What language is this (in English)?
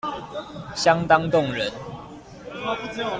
Chinese